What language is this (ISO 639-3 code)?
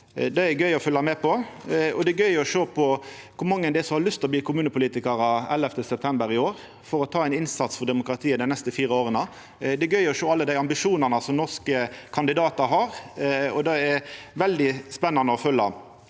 nor